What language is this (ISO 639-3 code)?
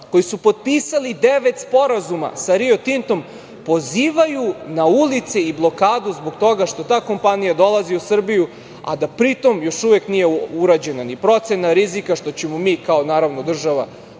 srp